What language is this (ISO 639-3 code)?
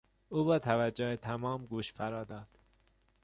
fas